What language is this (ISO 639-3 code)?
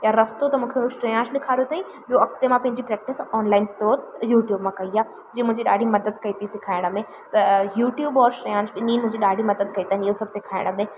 snd